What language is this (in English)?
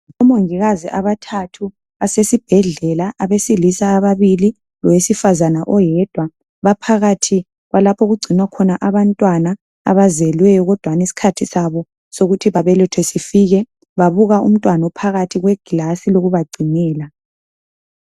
North Ndebele